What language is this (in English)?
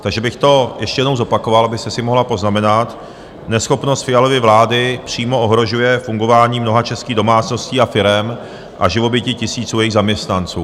Czech